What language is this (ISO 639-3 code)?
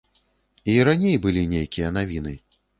bel